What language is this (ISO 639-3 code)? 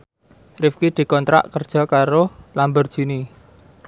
jav